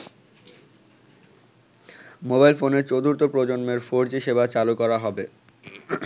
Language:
Bangla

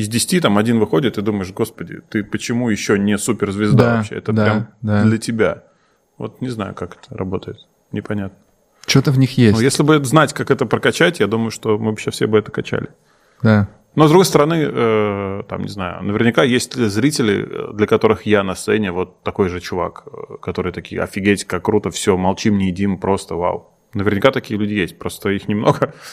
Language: Russian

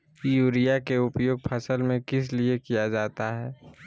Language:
Magahi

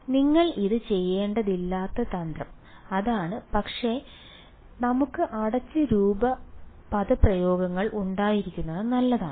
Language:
Malayalam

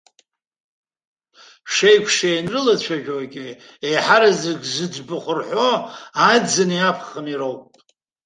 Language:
Abkhazian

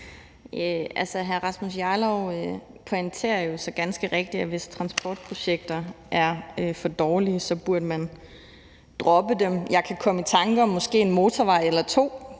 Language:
Danish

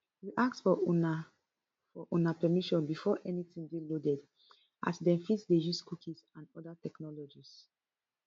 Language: Nigerian Pidgin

